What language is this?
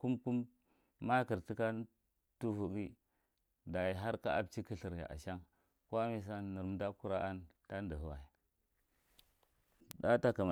Marghi Central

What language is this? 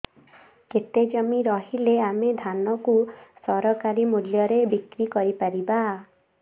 Odia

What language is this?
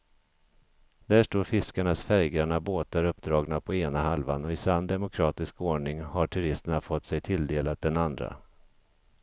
Swedish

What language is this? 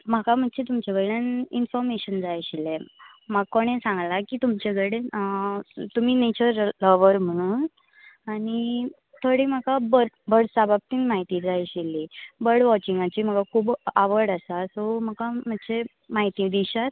Konkani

